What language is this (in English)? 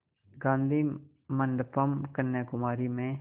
Hindi